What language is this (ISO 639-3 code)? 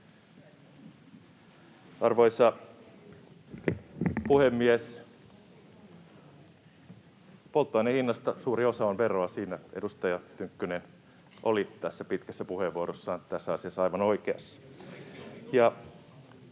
fin